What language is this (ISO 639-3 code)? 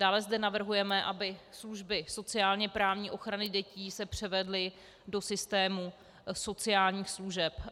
ces